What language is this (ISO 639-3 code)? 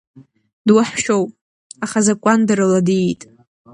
abk